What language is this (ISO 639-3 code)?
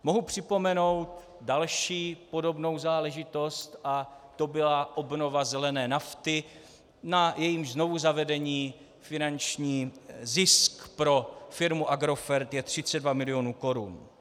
ces